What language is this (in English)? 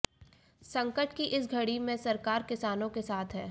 Hindi